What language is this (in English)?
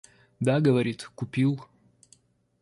Russian